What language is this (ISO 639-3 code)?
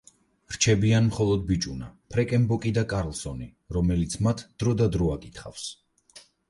kat